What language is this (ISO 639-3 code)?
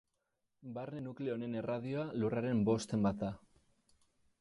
eus